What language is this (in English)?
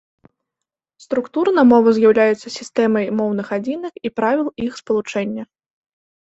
Belarusian